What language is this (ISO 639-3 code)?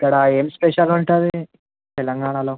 tel